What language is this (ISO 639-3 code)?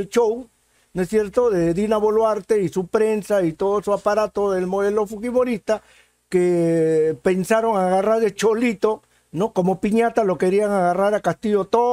spa